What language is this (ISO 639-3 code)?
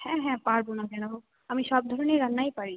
ben